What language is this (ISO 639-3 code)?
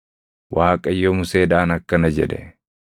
orm